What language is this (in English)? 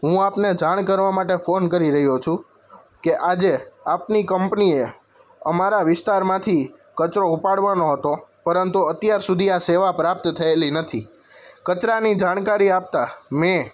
Gujarati